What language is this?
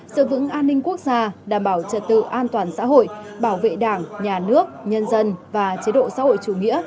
Vietnamese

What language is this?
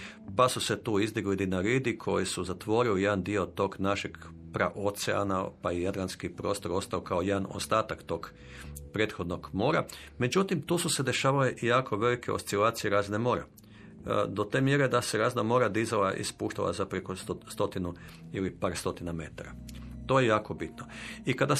Croatian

